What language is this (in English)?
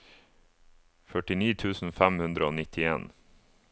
Norwegian